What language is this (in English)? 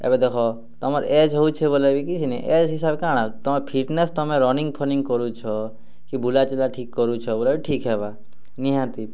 Odia